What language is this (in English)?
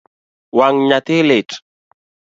Luo (Kenya and Tanzania)